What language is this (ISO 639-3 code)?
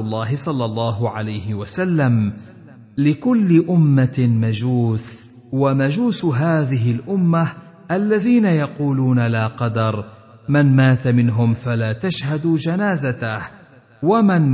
ara